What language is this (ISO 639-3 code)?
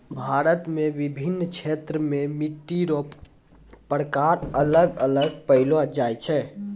mai